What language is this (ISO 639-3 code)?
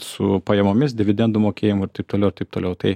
lit